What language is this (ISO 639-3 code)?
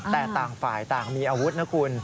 tha